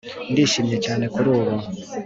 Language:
Kinyarwanda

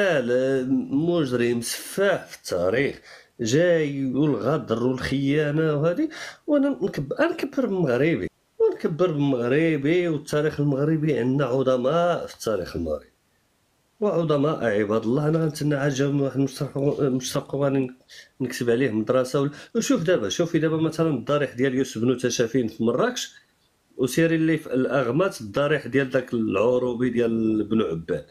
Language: Arabic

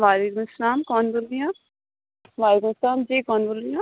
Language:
Urdu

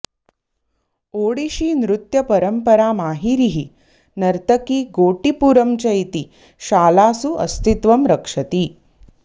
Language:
Sanskrit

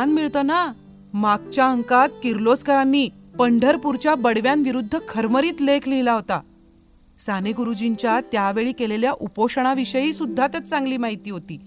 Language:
Marathi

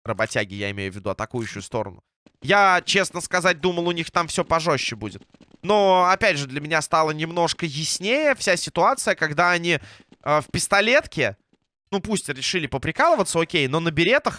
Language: Russian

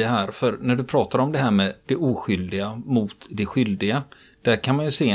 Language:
Swedish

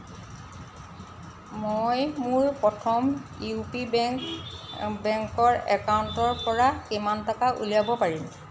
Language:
Assamese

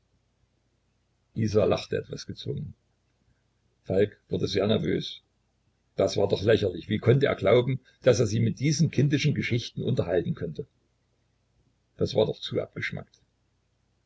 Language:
German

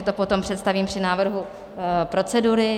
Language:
Czech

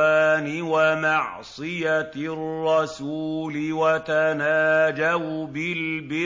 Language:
Arabic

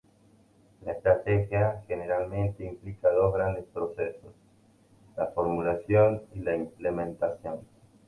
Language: Spanish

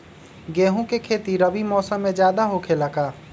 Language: Magahi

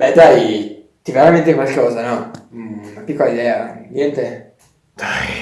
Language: Italian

